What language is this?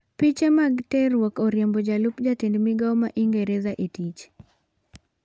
Luo (Kenya and Tanzania)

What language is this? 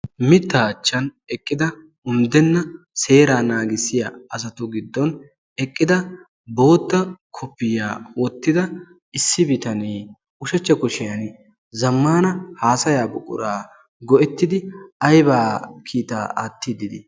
Wolaytta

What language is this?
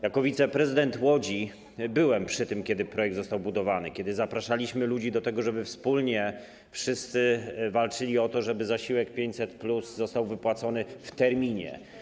Polish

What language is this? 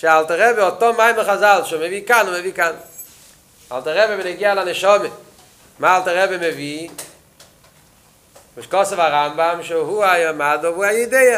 Hebrew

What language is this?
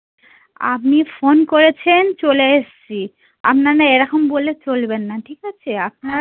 Bangla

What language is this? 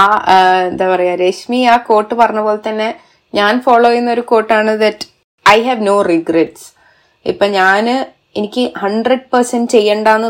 Malayalam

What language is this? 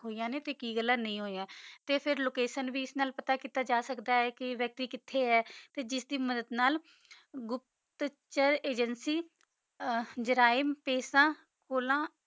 Punjabi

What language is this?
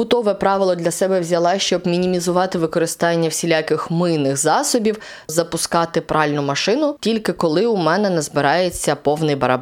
Ukrainian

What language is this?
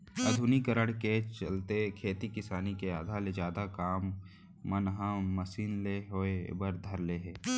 Chhattisgarhi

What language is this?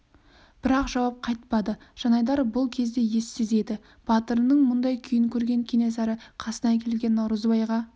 Kazakh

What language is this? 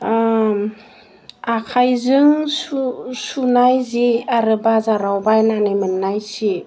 Bodo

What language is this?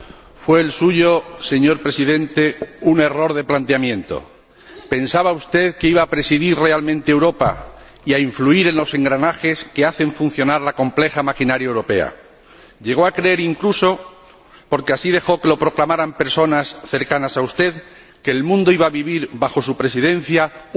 Spanish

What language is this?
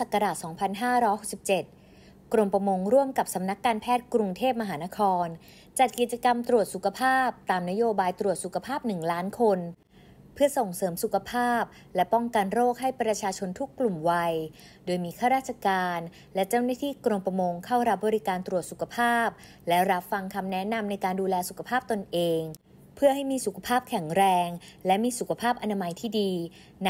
Thai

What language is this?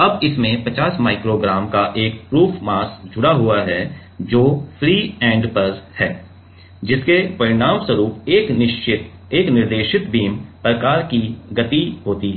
Hindi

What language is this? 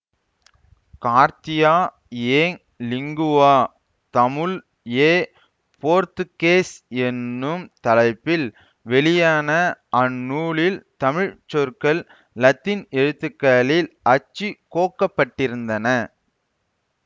Tamil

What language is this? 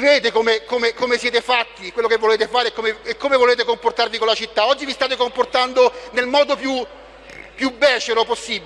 Italian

